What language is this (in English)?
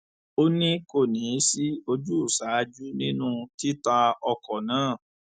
Yoruba